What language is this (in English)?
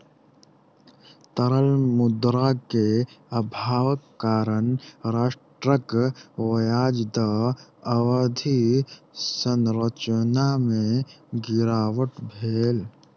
Maithili